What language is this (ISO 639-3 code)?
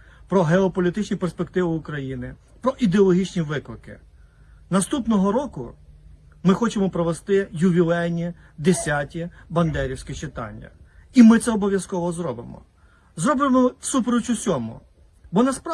ukr